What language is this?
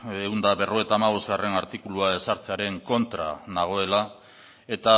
Basque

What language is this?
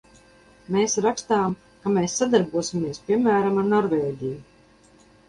Latvian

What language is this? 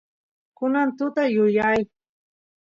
Santiago del Estero Quichua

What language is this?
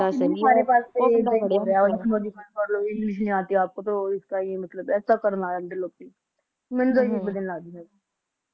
Punjabi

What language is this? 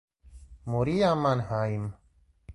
Italian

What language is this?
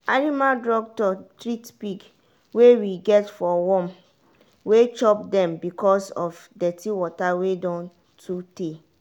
Nigerian Pidgin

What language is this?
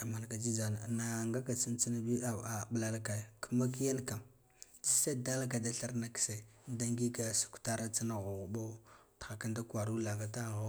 Guduf-Gava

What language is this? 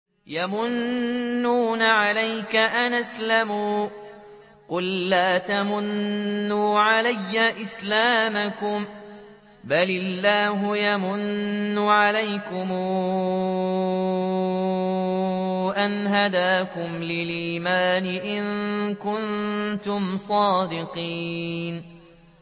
Arabic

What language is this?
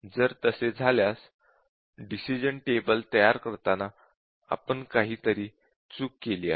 Marathi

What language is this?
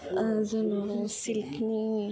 Bodo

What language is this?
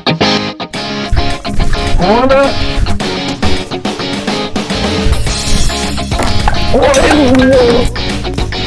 Hindi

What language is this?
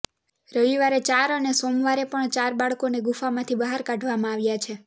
Gujarati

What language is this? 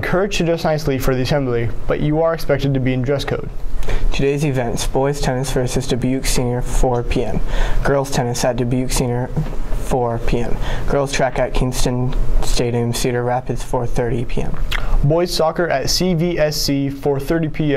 English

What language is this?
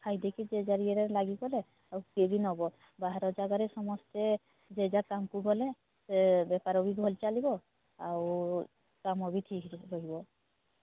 Odia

